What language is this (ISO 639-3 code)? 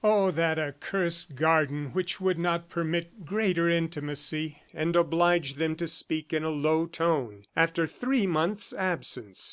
eng